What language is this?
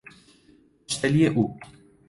Persian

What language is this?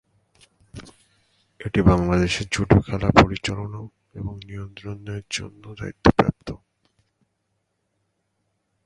Bangla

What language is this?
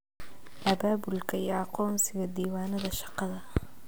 Somali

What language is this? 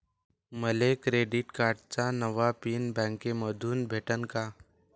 Marathi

